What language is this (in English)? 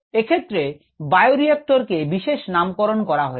Bangla